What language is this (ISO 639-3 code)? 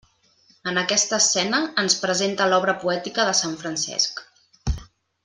cat